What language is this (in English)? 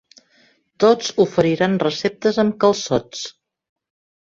Catalan